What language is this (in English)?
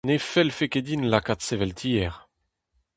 Breton